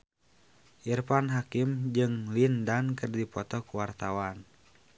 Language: Sundanese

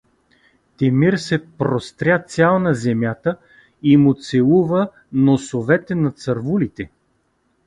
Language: Bulgarian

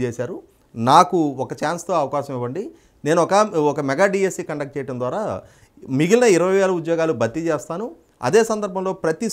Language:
Telugu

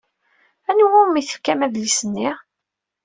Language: Kabyle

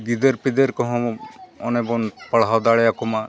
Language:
Santali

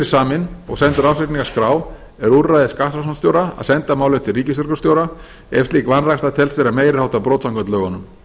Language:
Icelandic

